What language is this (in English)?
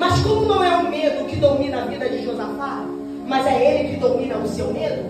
Portuguese